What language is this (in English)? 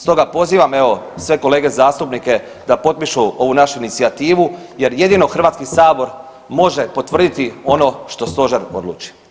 Croatian